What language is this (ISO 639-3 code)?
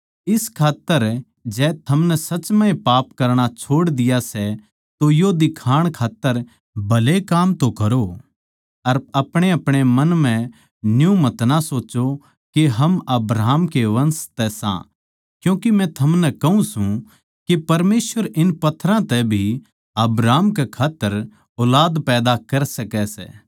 bgc